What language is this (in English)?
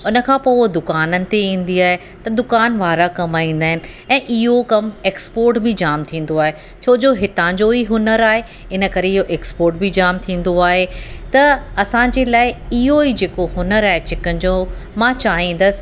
Sindhi